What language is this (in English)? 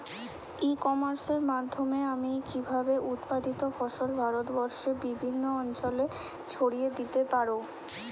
Bangla